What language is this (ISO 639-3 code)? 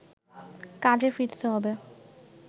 ben